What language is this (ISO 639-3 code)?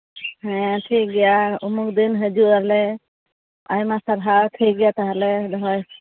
sat